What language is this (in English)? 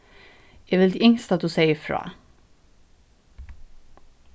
Faroese